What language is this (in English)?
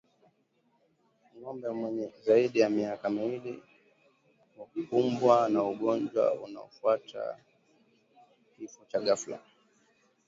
Swahili